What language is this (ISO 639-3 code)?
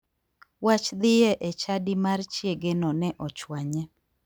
luo